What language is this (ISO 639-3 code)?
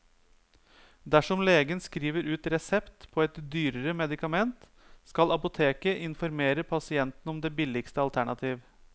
nor